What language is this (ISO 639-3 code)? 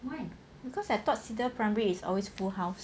eng